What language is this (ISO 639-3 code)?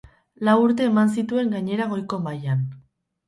eus